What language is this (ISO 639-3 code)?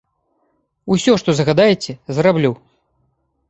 bel